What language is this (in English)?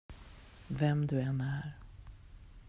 Swedish